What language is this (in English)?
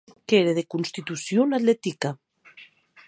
Occitan